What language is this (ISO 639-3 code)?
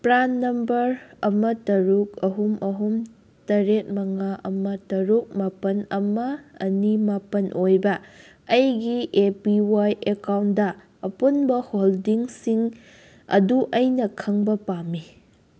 mni